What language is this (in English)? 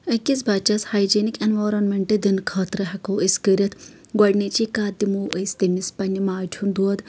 Kashmiri